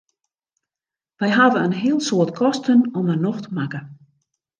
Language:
Western Frisian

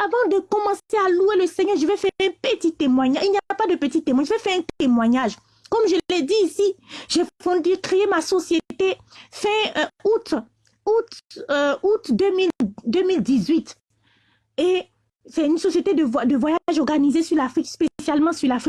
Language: French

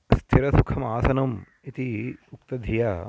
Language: Sanskrit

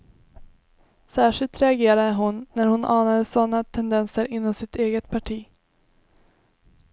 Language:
Swedish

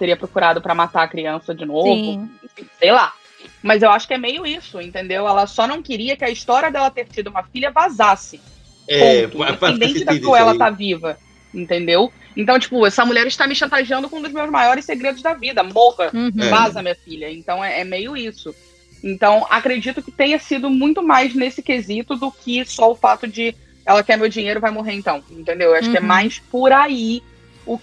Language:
Portuguese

